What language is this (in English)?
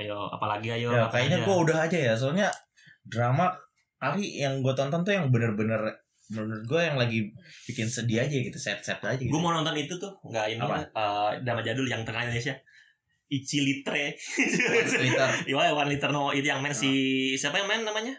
Indonesian